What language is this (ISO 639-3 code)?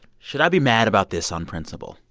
eng